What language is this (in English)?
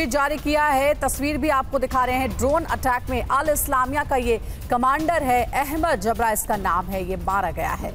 Hindi